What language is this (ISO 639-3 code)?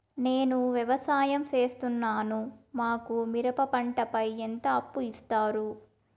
tel